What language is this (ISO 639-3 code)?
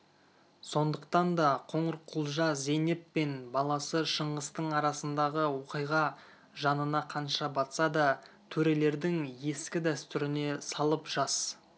kaz